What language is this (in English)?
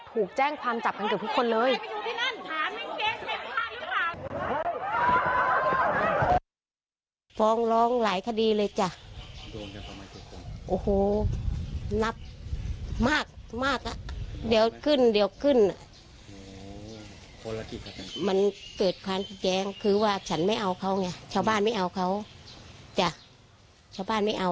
Thai